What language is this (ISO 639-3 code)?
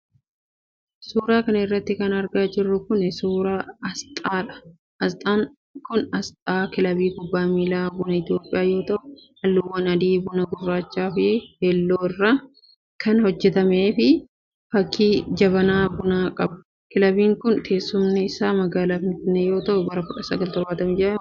orm